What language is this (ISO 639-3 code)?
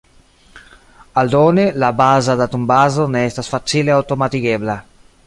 epo